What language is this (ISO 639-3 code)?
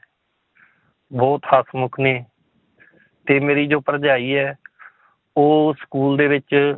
pan